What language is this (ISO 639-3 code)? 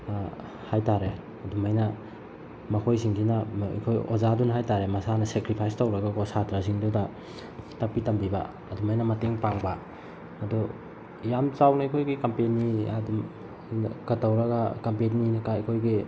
mni